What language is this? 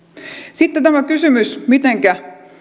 Finnish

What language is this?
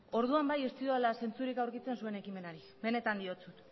Basque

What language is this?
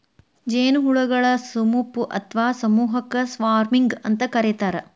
Kannada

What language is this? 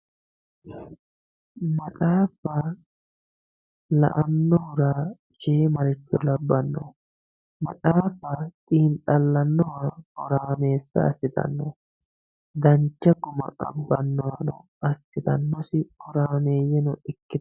Sidamo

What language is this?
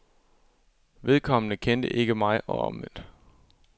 Danish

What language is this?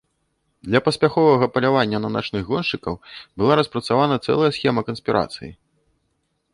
Belarusian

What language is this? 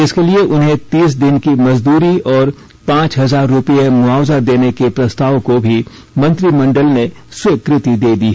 Hindi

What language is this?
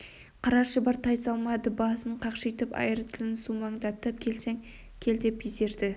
Kazakh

